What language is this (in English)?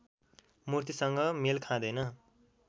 Nepali